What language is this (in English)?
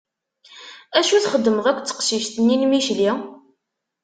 Kabyle